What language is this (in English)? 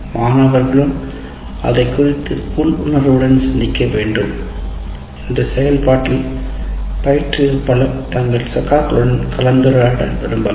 Tamil